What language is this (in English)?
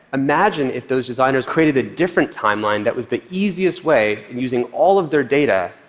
English